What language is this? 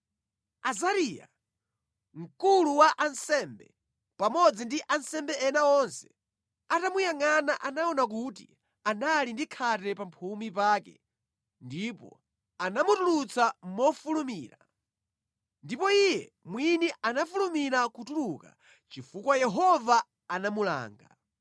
Nyanja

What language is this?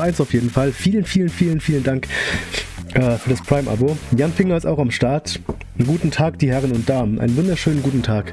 German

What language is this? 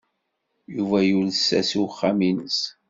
Kabyle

